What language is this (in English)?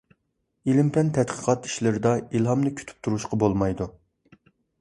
Uyghur